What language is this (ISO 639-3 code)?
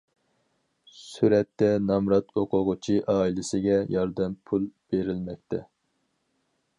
uig